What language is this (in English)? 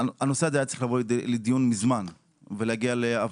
Hebrew